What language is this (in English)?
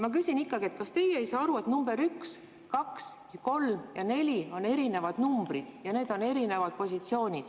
Estonian